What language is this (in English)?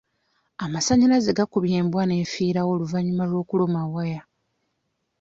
Ganda